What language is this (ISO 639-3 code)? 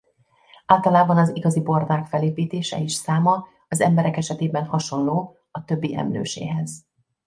hun